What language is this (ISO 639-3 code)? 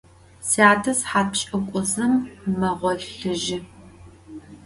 ady